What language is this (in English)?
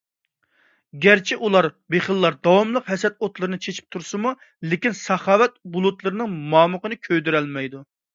Uyghur